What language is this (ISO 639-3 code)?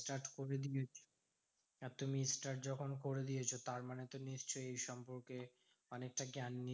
ben